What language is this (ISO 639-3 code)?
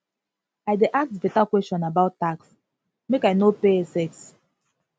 pcm